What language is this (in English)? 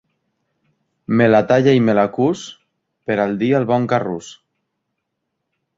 Catalan